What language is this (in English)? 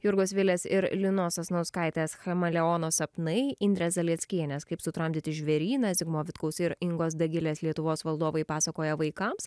Lithuanian